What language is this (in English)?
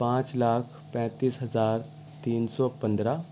Urdu